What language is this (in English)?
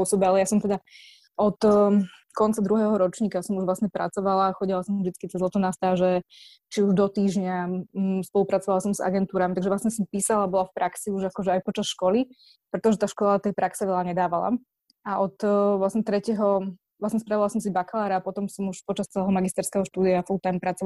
Slovak